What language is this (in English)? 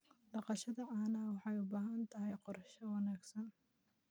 Somali